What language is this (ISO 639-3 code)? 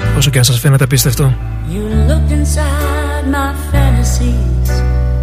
ell